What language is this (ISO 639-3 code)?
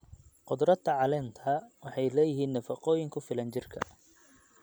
som